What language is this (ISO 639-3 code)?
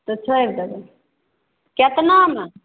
mai